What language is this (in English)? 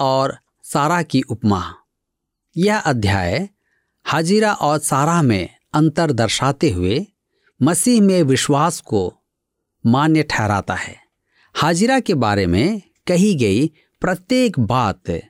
Hindi